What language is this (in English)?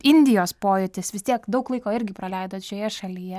Lithuanian